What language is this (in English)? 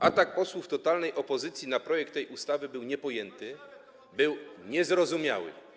Polish